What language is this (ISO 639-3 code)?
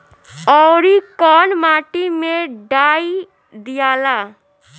bho